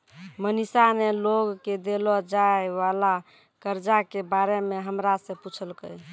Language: Maithili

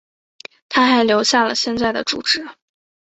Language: Chinese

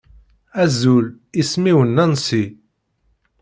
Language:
Kabyle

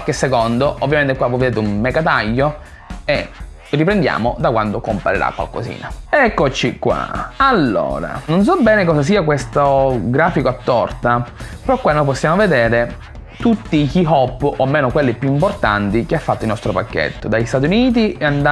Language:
Italian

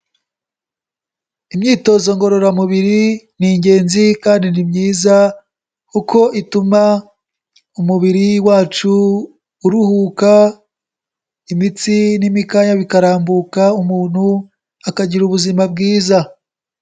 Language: Kinyarwanda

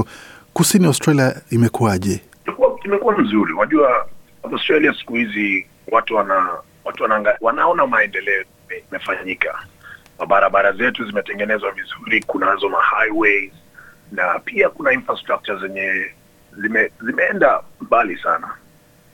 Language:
Swahili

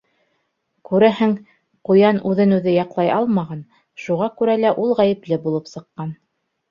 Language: Bashkir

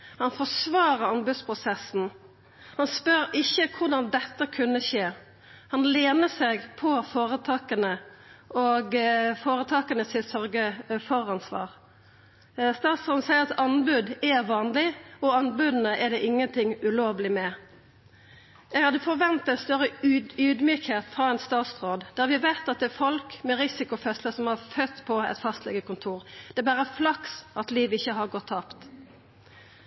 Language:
Norwegian Nynorsk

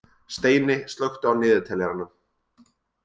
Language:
Icelandic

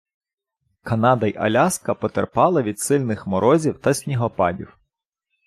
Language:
Ukrainian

